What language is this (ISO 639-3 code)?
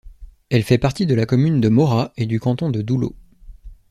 fra